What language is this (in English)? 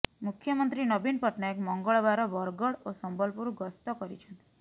Odia